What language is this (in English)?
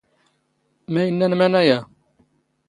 Standard Moroccan Tamazight